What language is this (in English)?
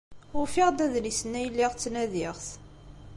Kabyle